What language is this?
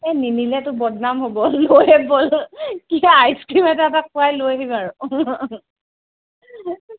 Assamese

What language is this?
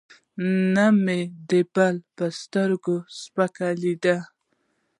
Pashto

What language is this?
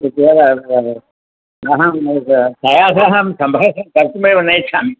Sanskrit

